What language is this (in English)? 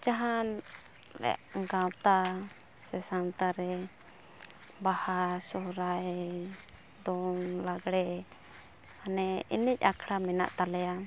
Santali